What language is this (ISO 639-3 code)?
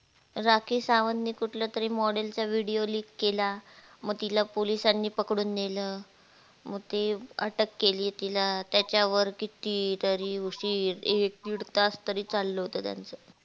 mar